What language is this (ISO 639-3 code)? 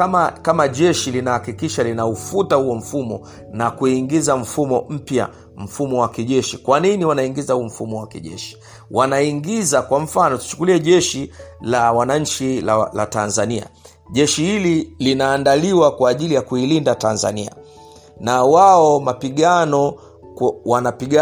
swa